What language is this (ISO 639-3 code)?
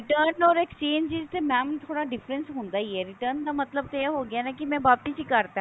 pan